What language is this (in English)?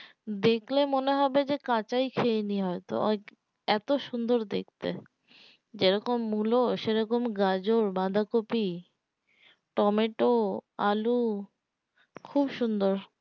Bangla